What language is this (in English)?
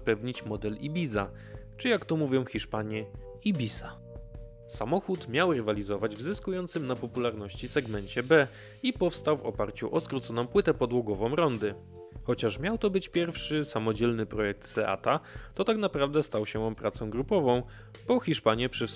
Polish